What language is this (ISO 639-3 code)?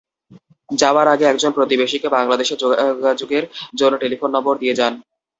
ben